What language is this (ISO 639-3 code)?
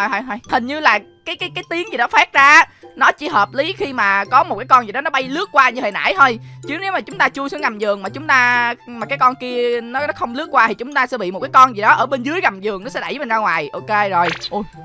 vie